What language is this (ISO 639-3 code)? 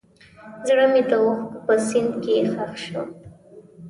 pus